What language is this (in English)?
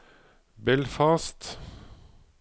Norwegian